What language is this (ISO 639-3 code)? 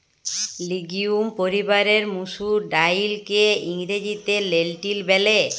ben